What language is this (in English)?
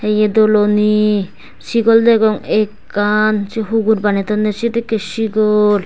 Chakma